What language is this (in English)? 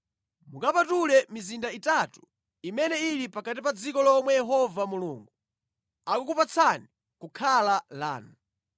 Nyanja